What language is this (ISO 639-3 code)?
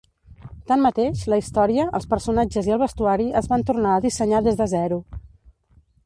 cat